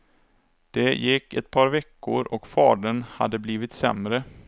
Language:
Swedish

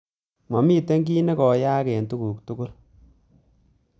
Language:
Kalenjin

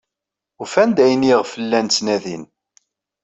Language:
Kabyle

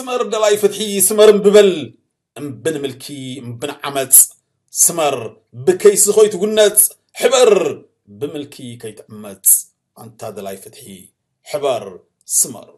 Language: Arabic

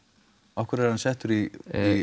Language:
Icelandic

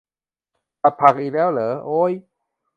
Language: Thai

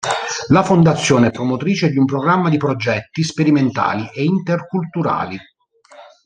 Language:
Italian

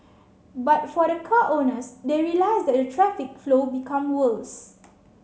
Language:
English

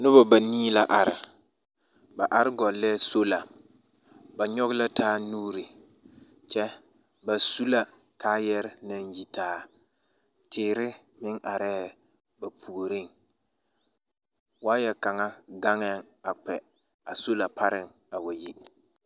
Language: Southern Dagaare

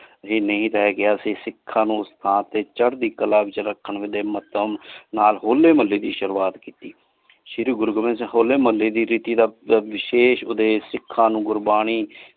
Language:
Punjabi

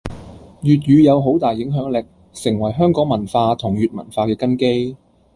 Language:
Cantonese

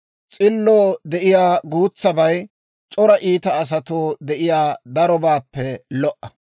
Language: Dawro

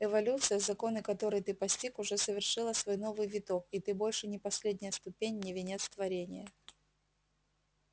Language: Russian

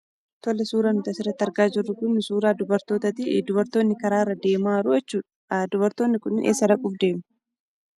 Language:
Oromo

